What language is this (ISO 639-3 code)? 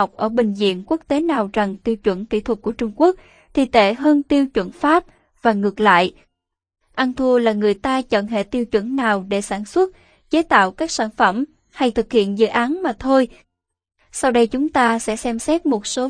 vie